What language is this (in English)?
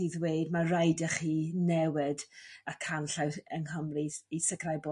Welsh